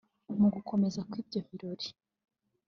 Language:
Kinyarwanda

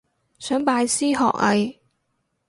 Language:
Cantonese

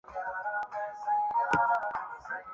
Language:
Urdu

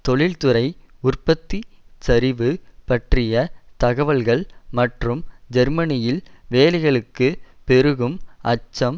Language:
Tamil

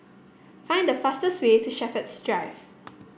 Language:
English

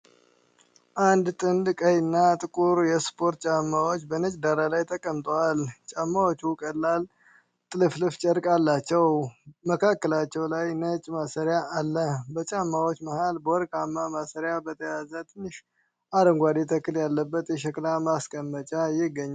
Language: Amharic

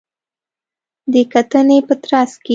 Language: Pashto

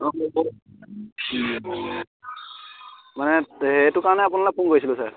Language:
Assamese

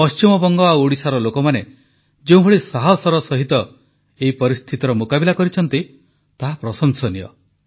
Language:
Odia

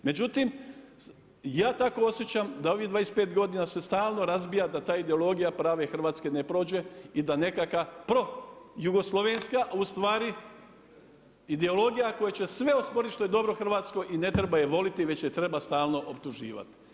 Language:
Croatian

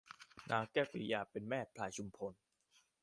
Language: Thai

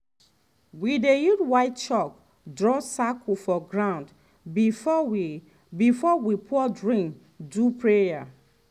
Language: Nigerian Pidgin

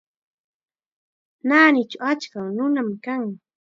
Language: Chiquián Ancash Quechua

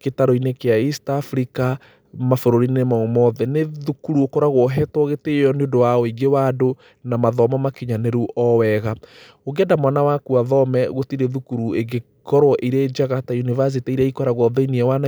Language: Kikuyu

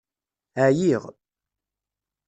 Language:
Kabyle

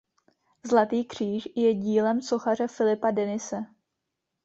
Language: Czech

